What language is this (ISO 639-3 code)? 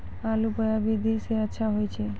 mai